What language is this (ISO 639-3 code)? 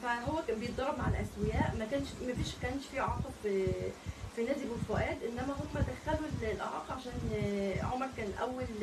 ara